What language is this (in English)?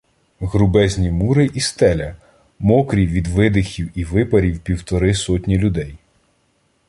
Ukrainian